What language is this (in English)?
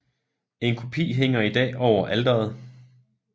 Danish